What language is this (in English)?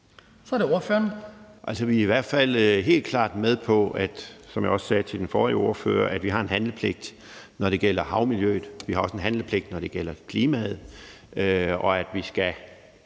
Danish